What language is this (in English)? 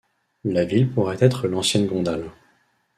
French